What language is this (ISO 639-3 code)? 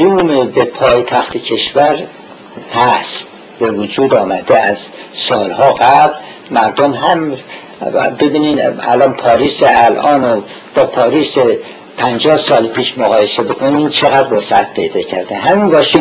fas